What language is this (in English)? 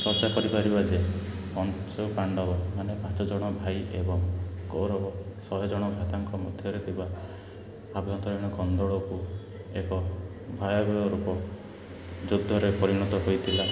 Odia